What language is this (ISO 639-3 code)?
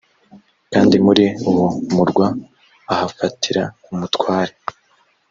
kin